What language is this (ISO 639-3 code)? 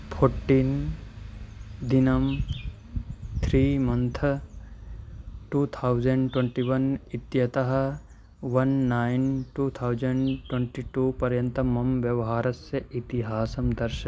san